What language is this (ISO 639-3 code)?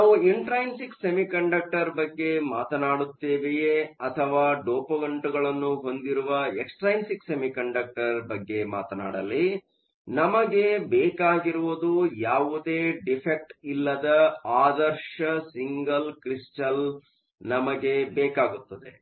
kan